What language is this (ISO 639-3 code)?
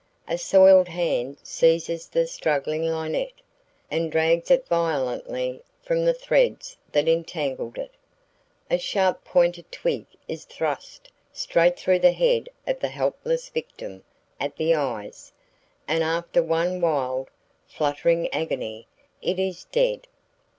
eng